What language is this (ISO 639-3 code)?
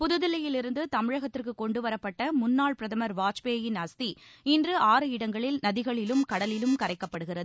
tam